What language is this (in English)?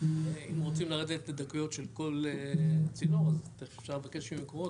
Hebrew